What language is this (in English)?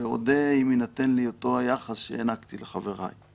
Hebrew